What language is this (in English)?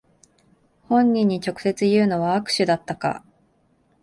Japanese